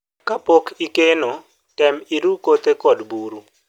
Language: Luo (Kenya and Tanzania)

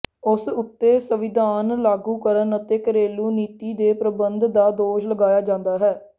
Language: Punjabi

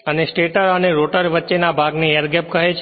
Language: Gujarati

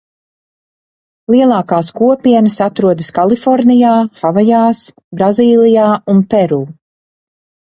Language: Latvian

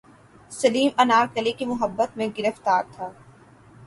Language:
Urdu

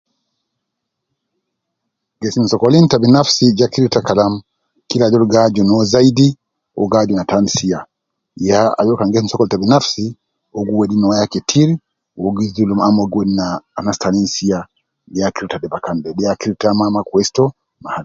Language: Nubi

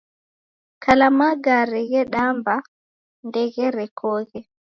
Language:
Taita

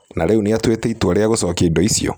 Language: Kikuyu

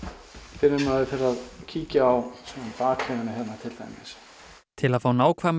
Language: Icelandic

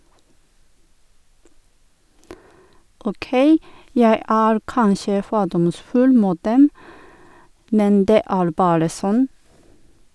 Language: Norwegian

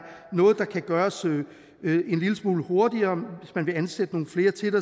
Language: Danish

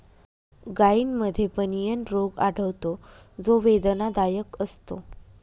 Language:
Marathi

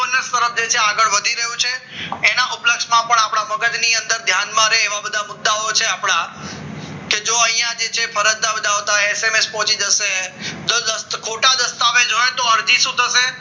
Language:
Gujarati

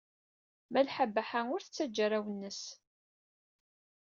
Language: Kabyle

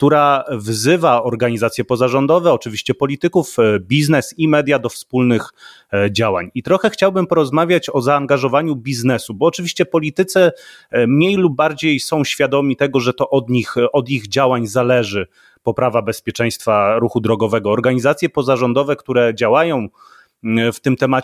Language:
Polish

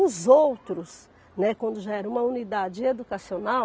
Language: Portuguese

